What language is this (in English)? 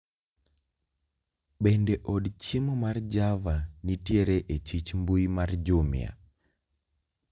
Luo (Kenya and Tanzania)